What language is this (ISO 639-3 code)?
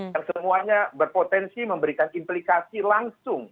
ind